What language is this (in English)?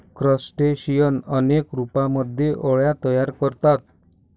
Marathi